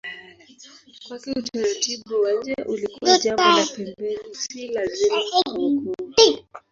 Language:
Swahili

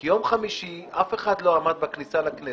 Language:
Hebrew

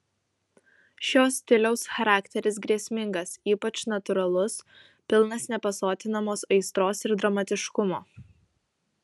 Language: Lithuanian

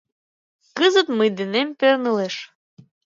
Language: Mari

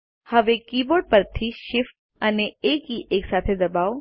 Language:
Gujarati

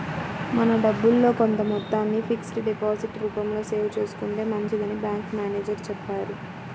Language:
Telugu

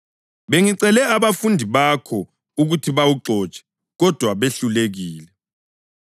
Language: North Ndebele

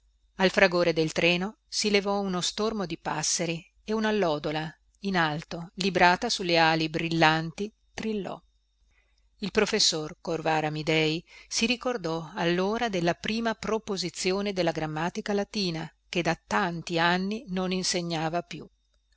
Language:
Italian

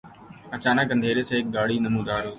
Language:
Urdu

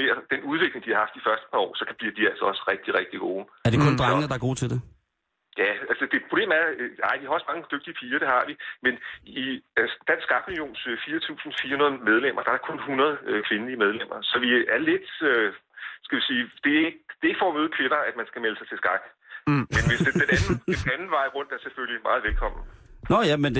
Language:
Danish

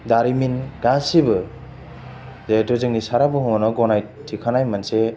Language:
Bodo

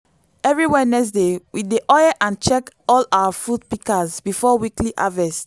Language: Nigerian Pidgin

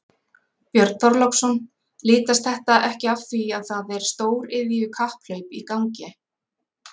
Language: Icelandic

